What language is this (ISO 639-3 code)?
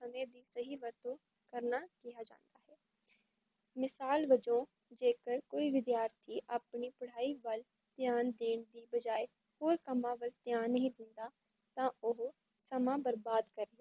pan